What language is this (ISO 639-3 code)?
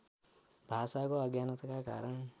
nep